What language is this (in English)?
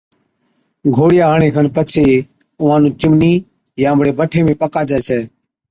Od